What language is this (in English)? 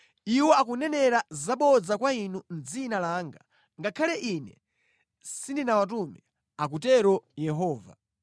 Nyanja